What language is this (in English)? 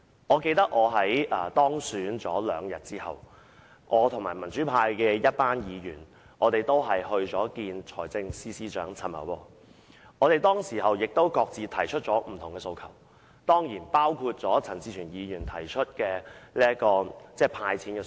Cantonese